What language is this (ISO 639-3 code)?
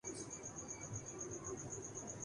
urd